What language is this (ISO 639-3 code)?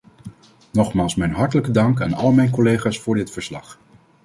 nld